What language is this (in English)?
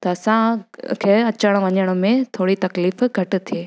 Sindhi